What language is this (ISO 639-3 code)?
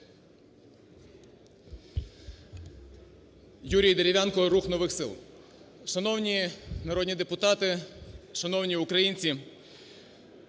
ukr